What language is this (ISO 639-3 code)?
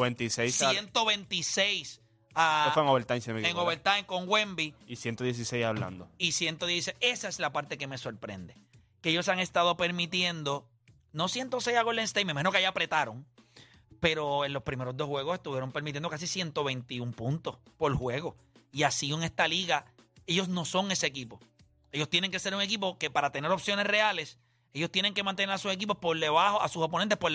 spa